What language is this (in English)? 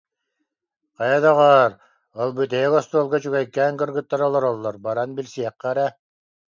Yakut